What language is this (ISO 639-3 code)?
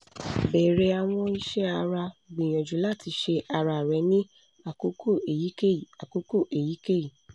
yor